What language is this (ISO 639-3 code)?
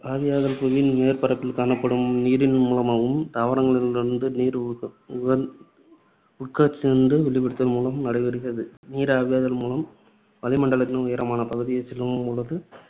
tam